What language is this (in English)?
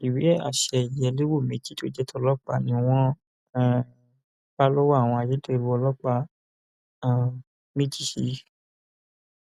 Yoruba